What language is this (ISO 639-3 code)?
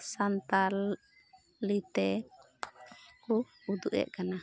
sat